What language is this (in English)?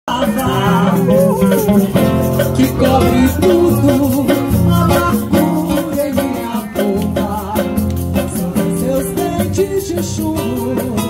Romanian